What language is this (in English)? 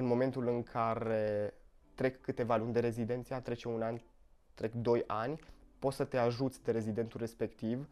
Romanian